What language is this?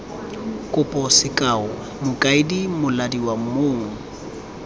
Tswana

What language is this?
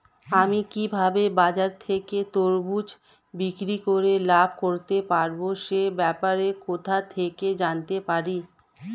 Bangla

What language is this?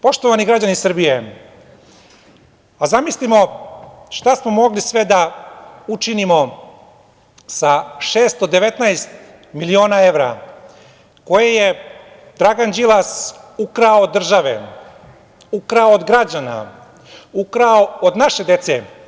Serbian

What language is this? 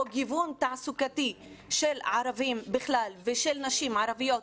Hebrew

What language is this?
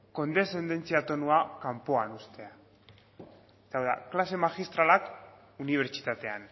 Basque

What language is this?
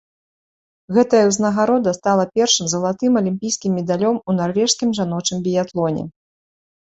Belarusian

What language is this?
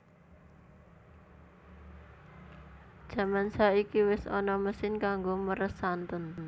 Javanese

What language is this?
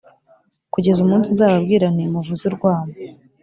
Kinyarwanda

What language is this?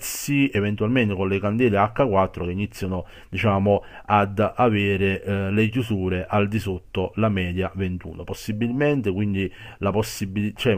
Italian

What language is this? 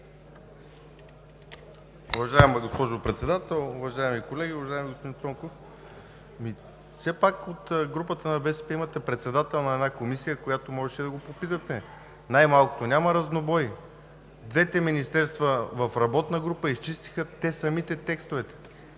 Bulgarian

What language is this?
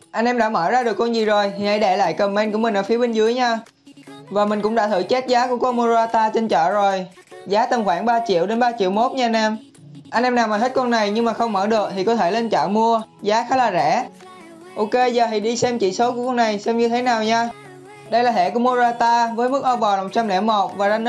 Vietnamese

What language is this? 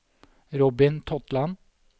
Norwegian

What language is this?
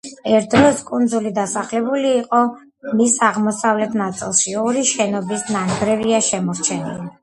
Georgian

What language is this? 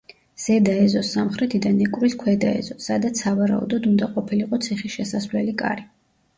Georgian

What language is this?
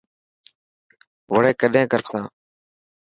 Dhatki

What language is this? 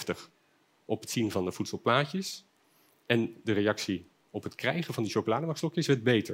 Dutch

